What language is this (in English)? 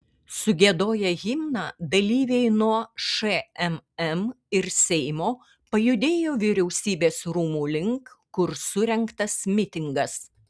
Lithuanian